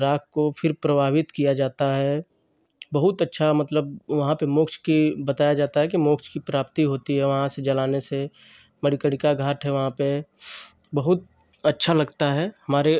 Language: Hindi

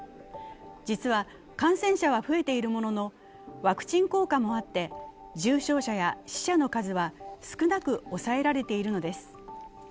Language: Japanese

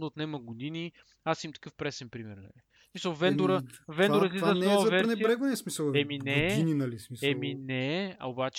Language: Bulgarian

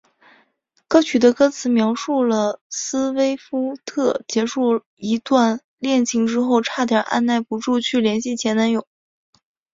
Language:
Chinese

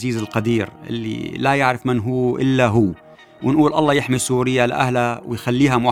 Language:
Arabic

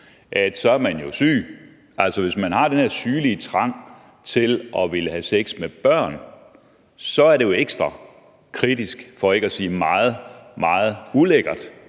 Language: Danish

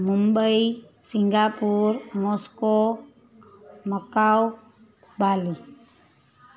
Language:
Sindhi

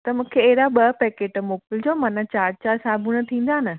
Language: Sindhi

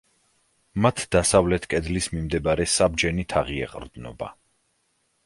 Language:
Georgian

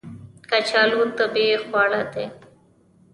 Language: Pashto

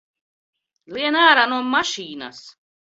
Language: Latvian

